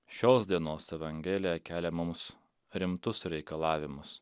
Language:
Lithuanian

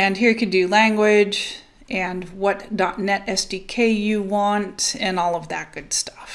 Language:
English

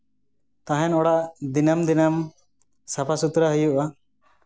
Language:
Santali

